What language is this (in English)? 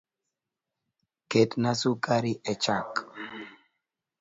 Luo (Kenya and Tanzania)